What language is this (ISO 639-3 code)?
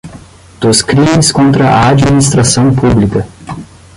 por